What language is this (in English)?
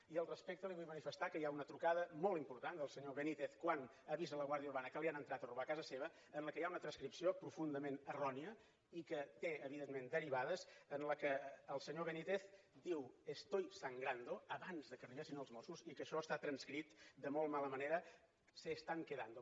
Catalan